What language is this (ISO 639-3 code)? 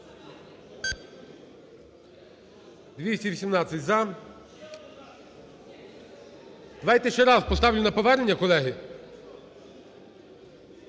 ukr